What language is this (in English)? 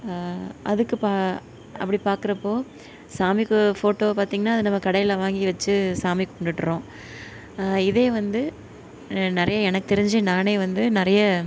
Tamil